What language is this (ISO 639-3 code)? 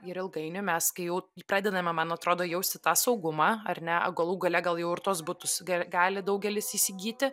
lit